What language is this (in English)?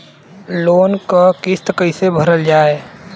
Bhojpuri